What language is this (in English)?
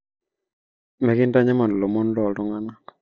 Masai